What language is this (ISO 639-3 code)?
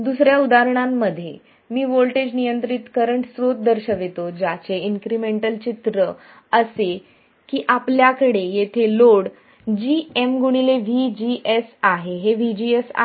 mar